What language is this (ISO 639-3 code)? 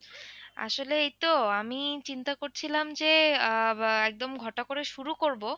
ben